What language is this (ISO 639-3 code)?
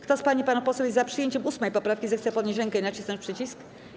pol